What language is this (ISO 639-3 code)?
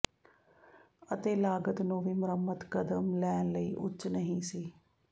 pan